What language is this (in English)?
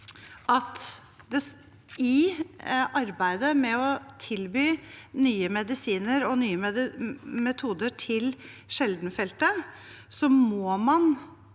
Norwegian